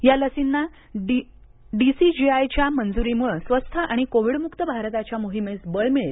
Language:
Marathi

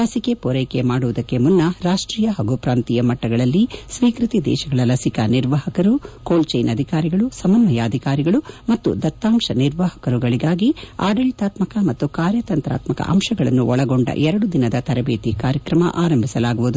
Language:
Kannada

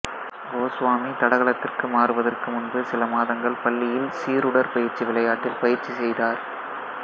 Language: Tamil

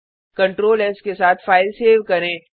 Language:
Hindi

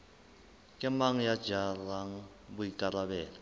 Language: Southern Sotho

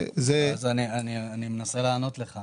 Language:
Hebrew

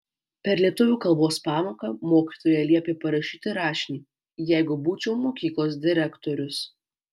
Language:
Lithuanian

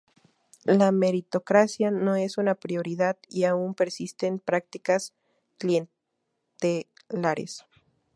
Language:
Spanish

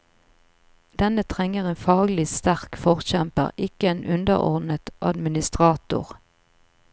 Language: Norwegian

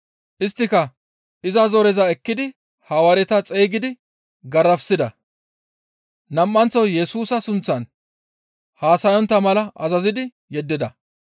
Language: Gamo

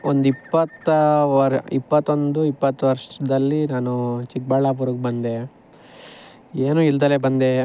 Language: Kannada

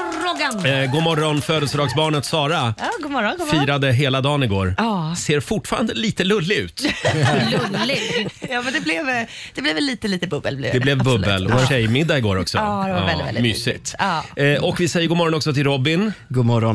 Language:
Swedish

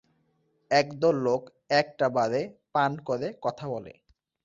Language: Bangla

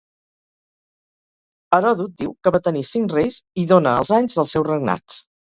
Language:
Catalan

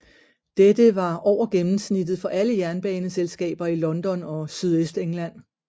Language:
Danish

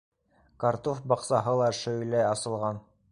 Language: Bashkir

